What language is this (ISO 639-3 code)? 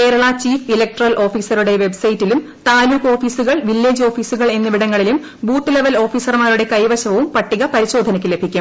mal